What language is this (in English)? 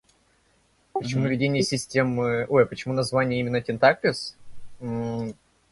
Russian